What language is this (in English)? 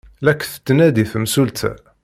Kabyle